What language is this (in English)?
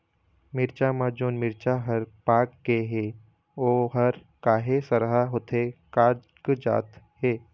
Chhattisgarhi